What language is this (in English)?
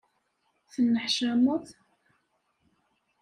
Kabyle